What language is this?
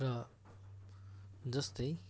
Nepali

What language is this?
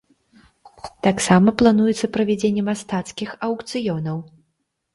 Belarusian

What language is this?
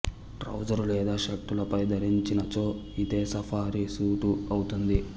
Telugu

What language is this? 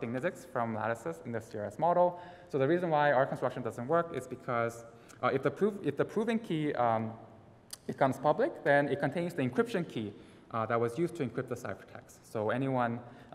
English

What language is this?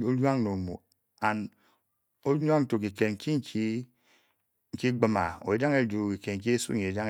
Bokyi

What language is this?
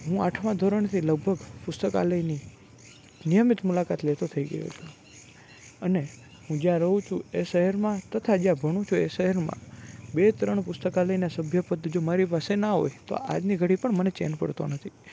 Gujarati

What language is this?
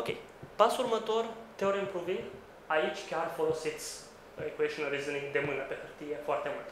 Romanian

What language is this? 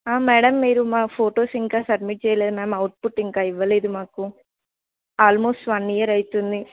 Telugu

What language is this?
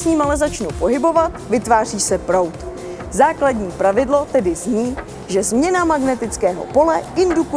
Czech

